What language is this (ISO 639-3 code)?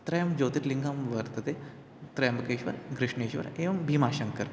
san